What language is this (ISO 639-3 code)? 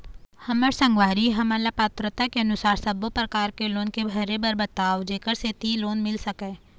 hne